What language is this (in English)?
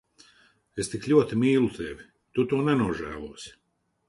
Latvian